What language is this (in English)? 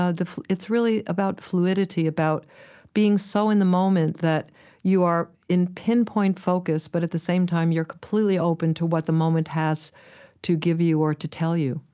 English